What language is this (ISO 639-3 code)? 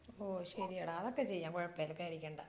mal